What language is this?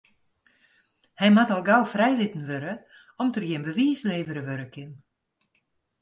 Western Frisian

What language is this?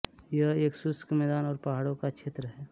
Hindi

